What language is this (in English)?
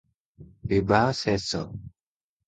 Odia